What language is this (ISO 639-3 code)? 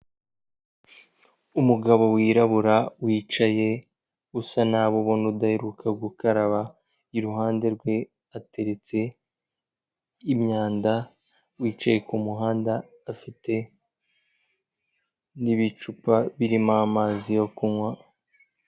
kin